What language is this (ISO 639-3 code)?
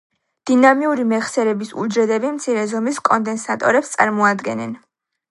kat